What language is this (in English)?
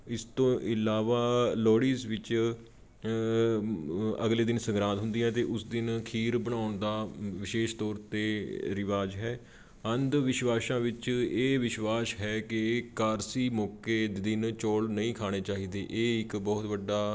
Punjabi